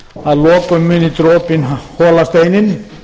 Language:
Icelandic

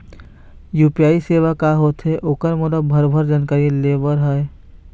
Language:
Chhattisgarhi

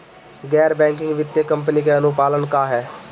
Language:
Bhojpuri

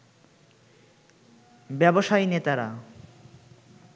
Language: Bangla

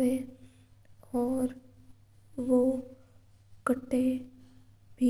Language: Mewari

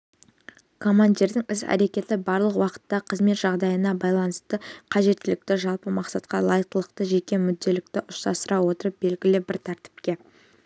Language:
Kazakh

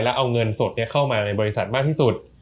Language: Thai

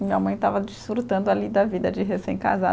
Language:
Portuguese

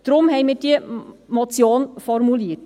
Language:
Swiss German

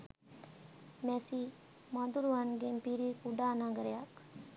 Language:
Sinhala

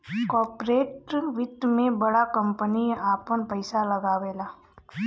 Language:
Bhojpuri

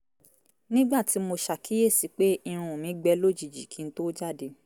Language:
Yoruba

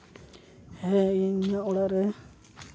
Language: Santali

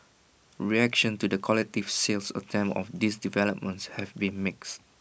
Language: English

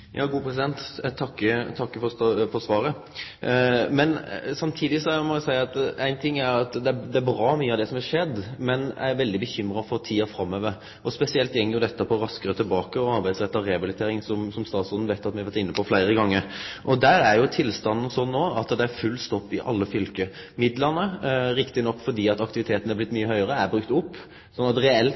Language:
Norwegian Nynorsk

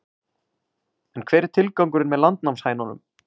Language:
Icelandic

